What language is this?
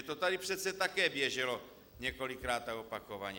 Czech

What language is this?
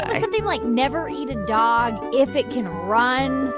English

